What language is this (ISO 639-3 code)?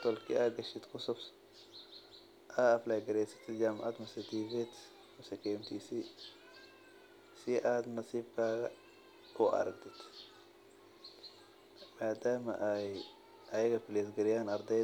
som